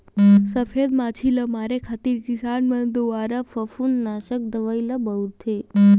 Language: Chhattisgarhi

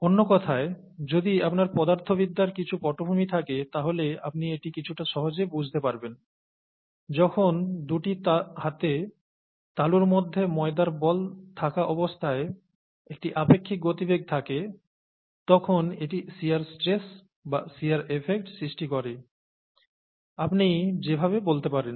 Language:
Bangla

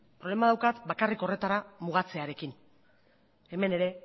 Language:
Basque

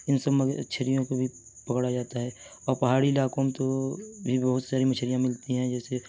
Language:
Urdu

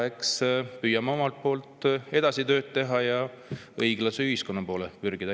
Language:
Estonian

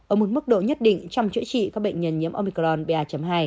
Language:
Vietnamese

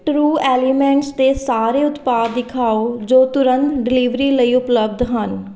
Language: Punjabi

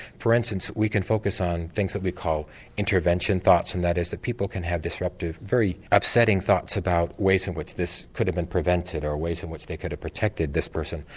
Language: English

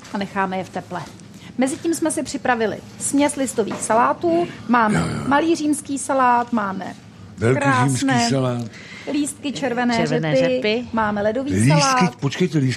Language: Czech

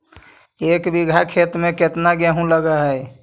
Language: Magahi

